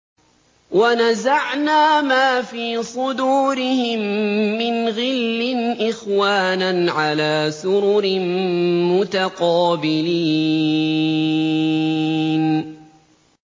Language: Arabic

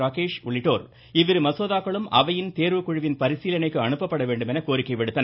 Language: Tamil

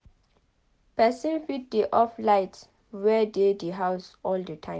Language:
Nigerian Pidgin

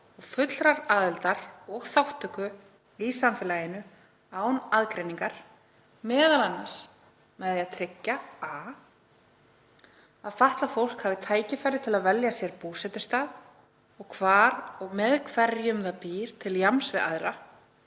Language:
Icelandic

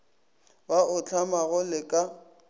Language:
Northern Sotho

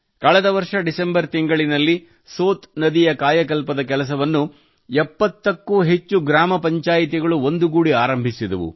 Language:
Kannada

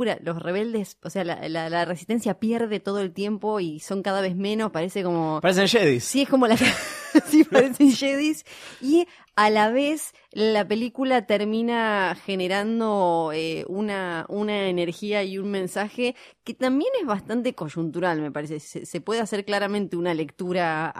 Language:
Spanish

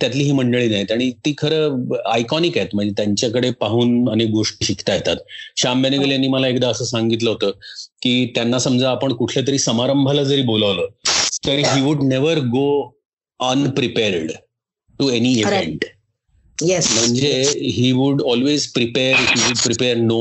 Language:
Marathi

